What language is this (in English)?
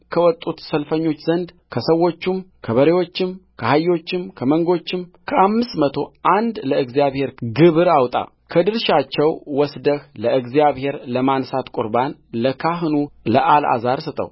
Amharic